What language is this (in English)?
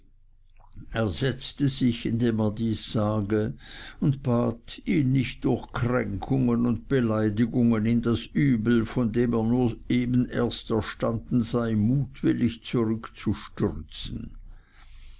German